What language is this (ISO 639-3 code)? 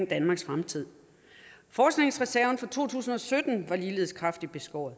dan